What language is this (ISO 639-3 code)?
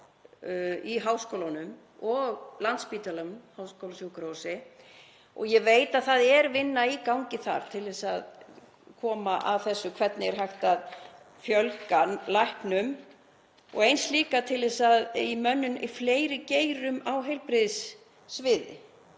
isl